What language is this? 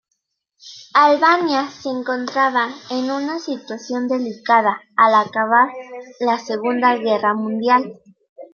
Spanish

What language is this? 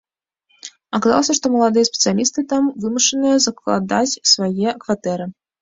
Belarusian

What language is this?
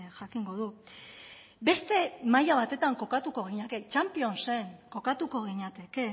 Basque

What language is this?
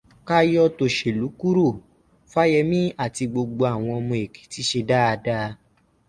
Yoruba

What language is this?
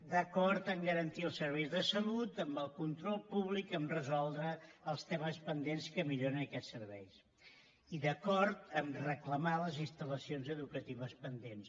Catalan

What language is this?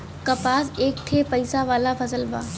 Bhojpuri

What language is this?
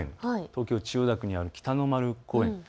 Japanese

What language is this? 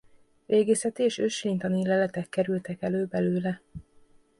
Hungarian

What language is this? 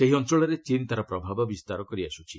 Odia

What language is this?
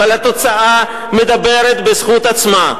Hebrew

